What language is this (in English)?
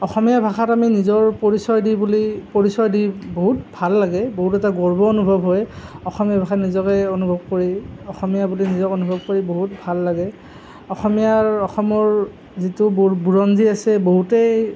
Assamese